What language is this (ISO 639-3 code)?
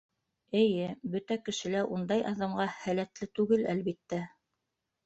bak